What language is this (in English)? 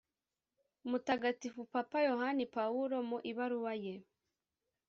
Kinyarwanda